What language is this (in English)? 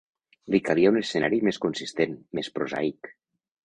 Catalan